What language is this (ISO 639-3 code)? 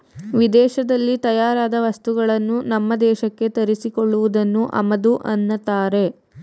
kan